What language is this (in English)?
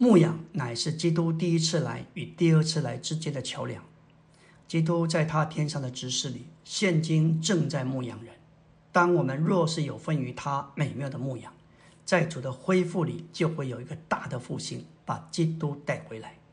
Chinese